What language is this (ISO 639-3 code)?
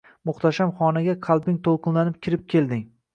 uzb